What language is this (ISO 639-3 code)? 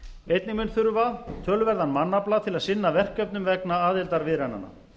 isl